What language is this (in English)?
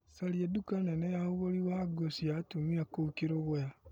Kikuyu